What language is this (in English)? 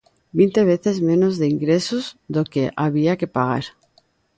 Galician